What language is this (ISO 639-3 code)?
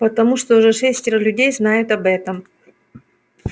rus